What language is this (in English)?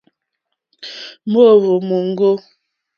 Mokpwe